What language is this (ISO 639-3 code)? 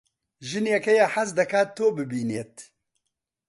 ckb